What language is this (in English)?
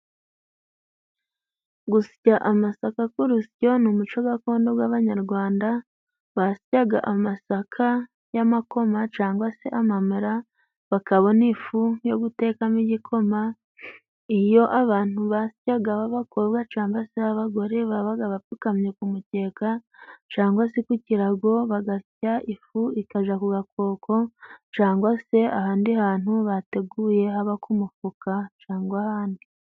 Kinyarwanda